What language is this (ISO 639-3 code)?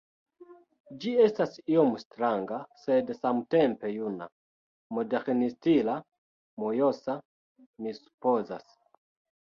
epo